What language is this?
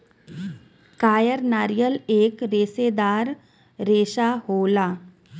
Bhojpuri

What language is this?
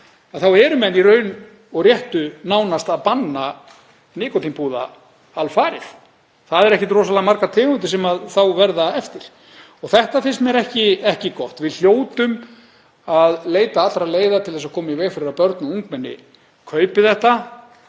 Icelandic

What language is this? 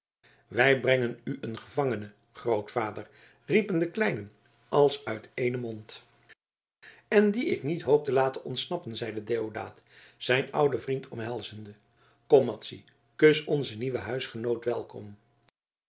Dutch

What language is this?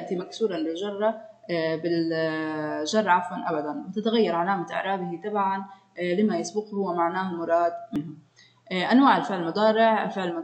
Arabic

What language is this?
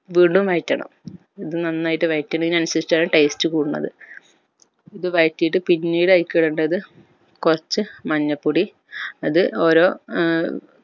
Malayalam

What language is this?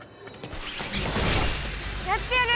Japanese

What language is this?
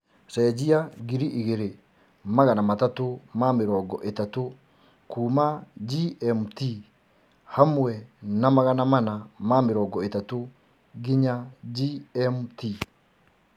Kikuyu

